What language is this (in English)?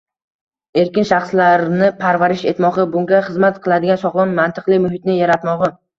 Uzbek